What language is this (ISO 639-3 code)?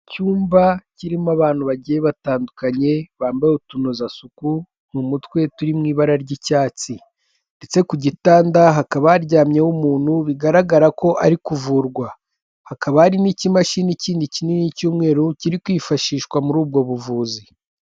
kin